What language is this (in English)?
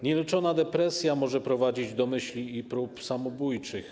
Polish